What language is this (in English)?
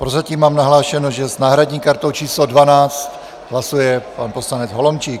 Czech